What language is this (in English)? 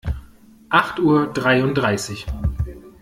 German